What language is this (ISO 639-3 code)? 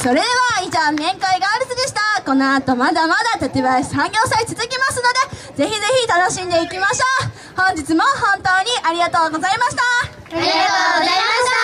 jpn